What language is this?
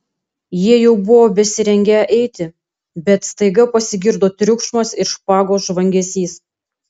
Lithuanian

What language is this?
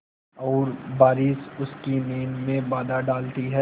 Hindi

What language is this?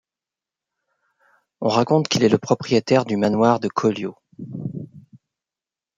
French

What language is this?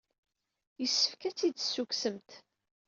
Kabyle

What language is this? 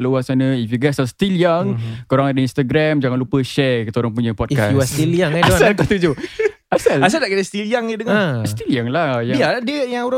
Malay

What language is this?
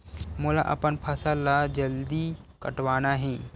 Chhattisgarhi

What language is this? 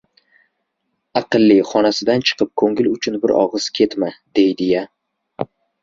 Uzbek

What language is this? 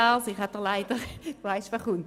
Swiss German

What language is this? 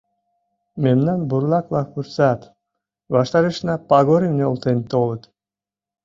Mari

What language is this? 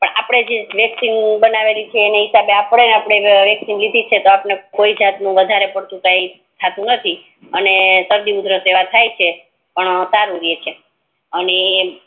Gujarati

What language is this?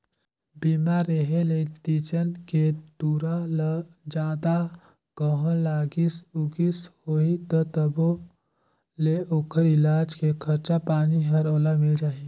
Chhattisgarhi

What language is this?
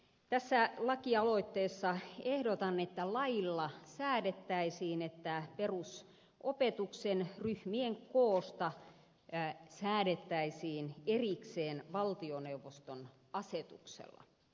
Finnish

